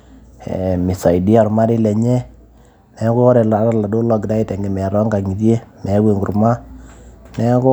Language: Masai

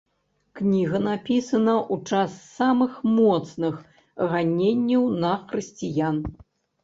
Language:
Belarusian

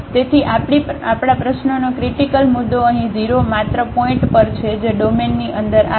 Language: Gujarati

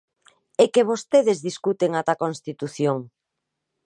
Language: Galician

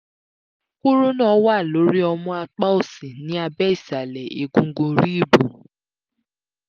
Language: Yoruba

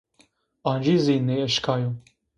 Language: Zaza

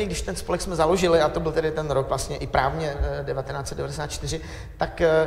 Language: Czech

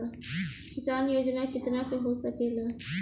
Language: Bhojpuri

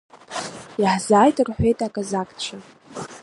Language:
Abkhazian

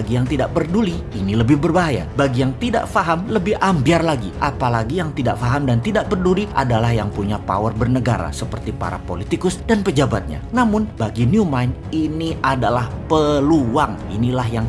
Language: Indonesian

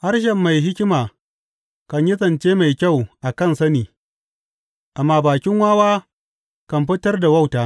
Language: Hausa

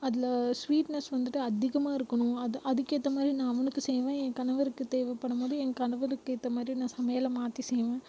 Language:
Tamil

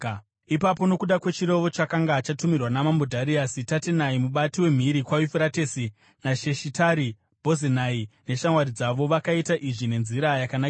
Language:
Shona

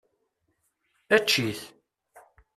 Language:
Kabyle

